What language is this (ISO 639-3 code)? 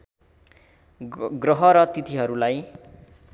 nep